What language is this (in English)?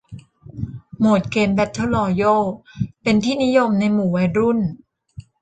Thai